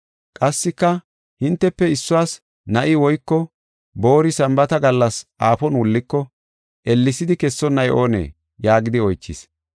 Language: Gofa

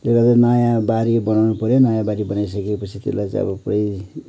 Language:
Nepali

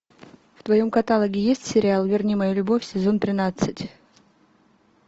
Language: Russian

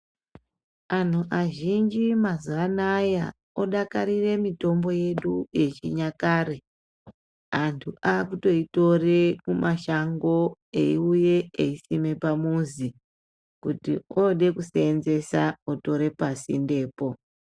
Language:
Ndau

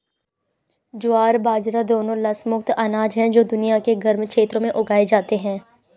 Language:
Hindi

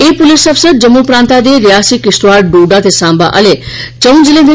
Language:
Dogri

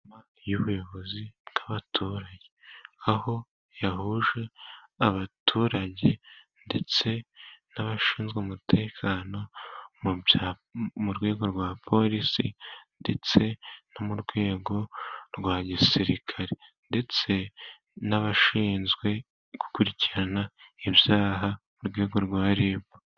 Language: Kinyarwanda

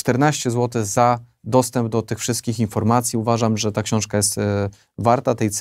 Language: Polish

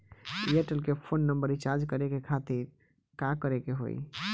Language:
Bhojpuri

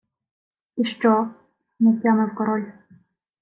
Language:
Ukrainian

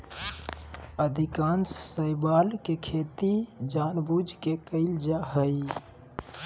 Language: Magahi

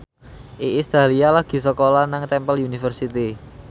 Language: Javanese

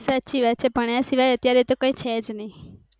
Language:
Gujarati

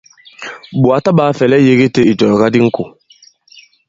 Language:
Bankon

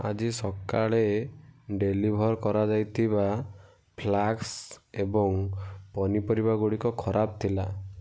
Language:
Odia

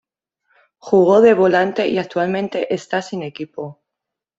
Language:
Spanish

